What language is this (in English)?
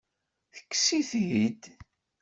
Kabyle